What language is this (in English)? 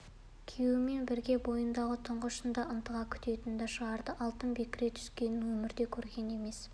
Kazakh